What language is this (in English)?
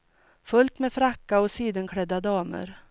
Swedish